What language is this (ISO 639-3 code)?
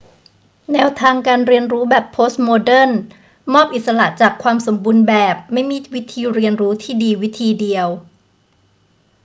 tha